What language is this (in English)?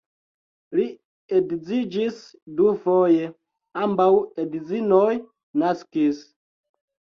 Esperanto